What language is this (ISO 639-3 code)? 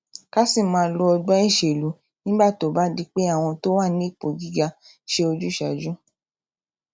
yor